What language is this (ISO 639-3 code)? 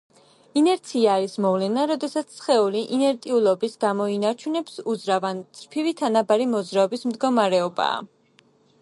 kat